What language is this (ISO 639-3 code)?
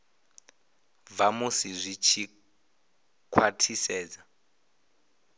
ven